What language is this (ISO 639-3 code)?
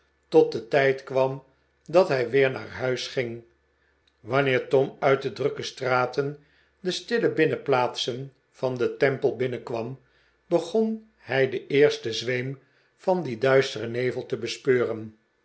nld